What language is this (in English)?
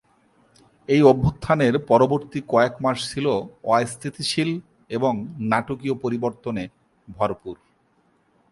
Bangla